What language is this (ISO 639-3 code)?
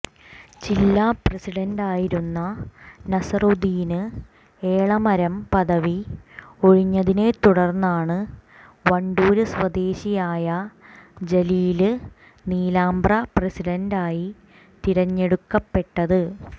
mal